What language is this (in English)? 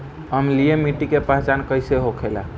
Bhojpuri